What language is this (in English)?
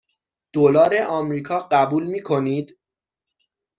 Persian